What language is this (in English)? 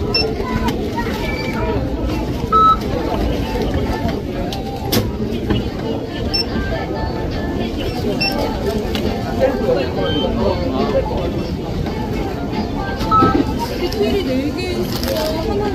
Korean